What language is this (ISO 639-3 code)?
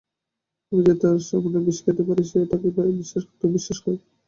ben